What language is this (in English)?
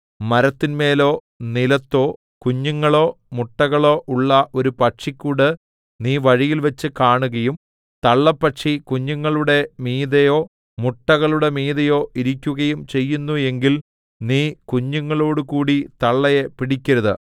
Malayalam